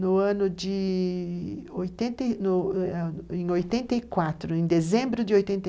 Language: Portuguese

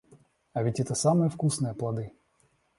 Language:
Russian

